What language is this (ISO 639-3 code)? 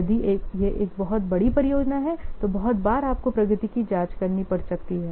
hin